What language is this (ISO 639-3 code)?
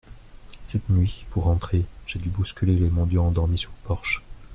fra